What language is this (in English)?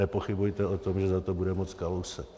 Czech